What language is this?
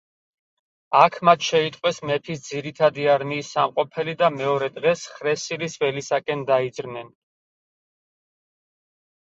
Georgian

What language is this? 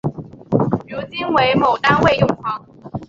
Chinese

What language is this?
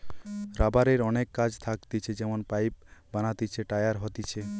Bangla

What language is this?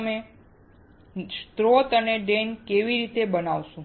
Gujarati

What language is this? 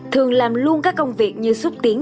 Vietnamese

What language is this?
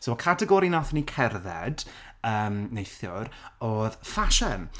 Welsh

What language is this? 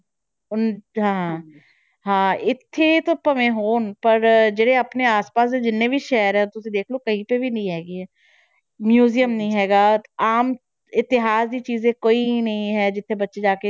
Punjabi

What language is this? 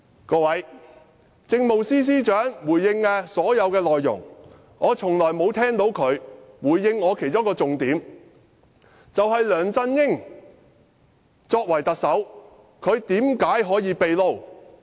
Cantonese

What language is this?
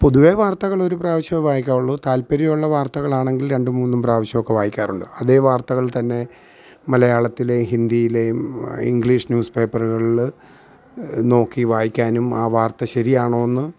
Malayalam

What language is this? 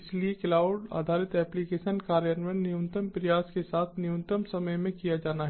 Hindi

